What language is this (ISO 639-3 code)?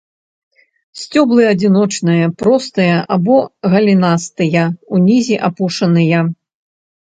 bel